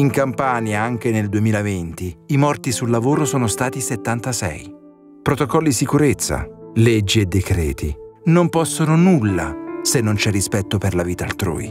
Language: Italian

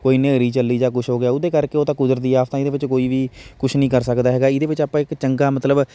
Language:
Punjabi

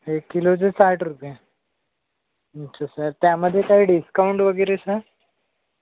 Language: Marathi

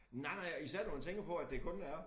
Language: Danish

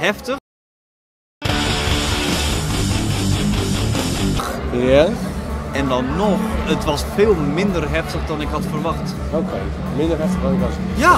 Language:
Dutch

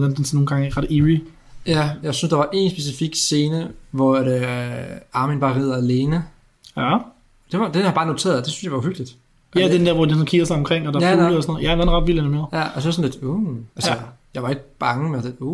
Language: Danish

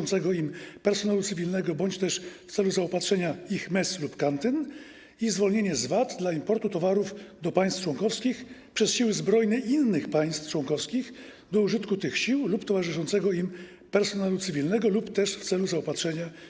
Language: Polish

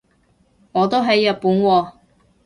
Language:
Cantonese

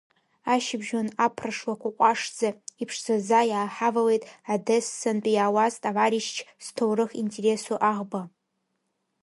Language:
Abkhazian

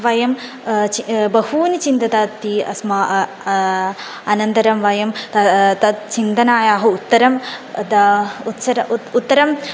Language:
Sanskrit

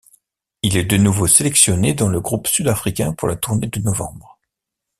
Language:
French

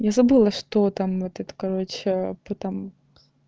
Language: Russian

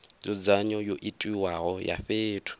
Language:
Venda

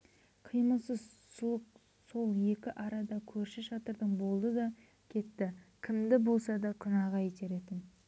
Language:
Kazakh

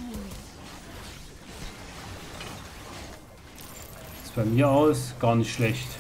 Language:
German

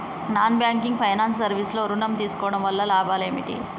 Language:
Telugu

